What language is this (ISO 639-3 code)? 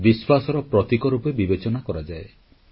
ori